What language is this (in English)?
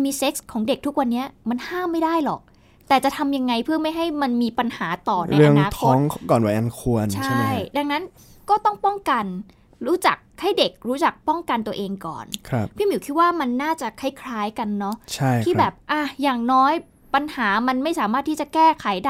Thai